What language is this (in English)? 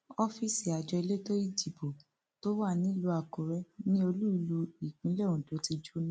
Yoruba